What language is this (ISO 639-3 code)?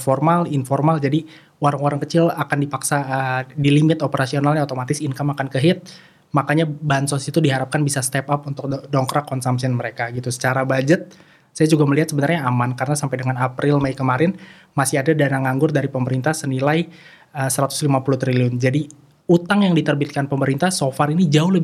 ind